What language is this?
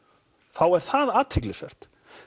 Icelandic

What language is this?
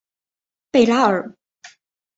Chinese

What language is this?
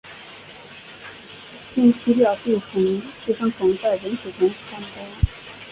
Chinese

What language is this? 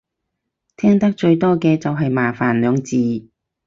Cantonese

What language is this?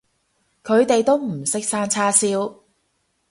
Cantonese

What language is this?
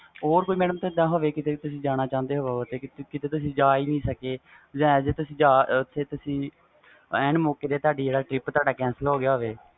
Punjabi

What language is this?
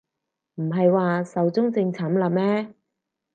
Cantonese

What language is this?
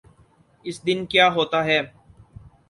Urdu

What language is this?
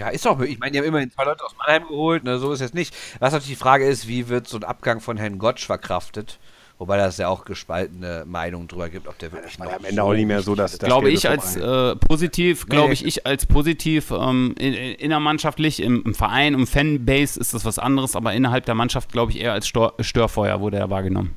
German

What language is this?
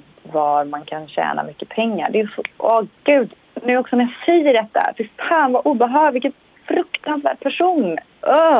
Swedish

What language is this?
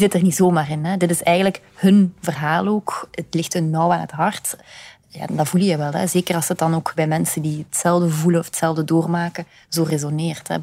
Dutch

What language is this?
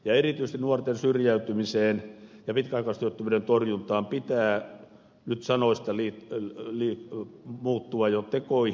Finnish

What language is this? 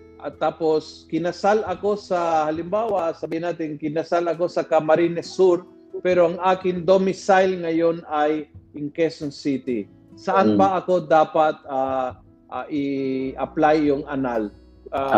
Filipino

